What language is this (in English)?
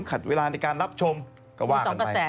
Thai